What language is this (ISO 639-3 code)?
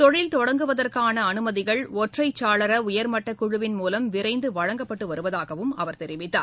tam